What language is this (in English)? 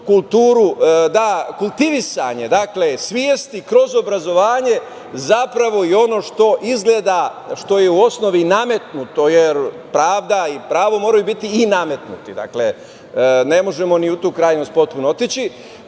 Serbian